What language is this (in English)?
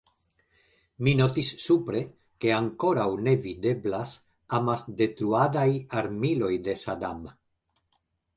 Esperanto